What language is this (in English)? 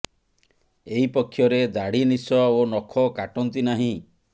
Odia